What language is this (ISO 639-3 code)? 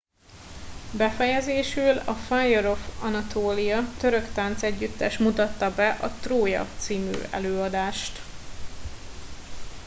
hun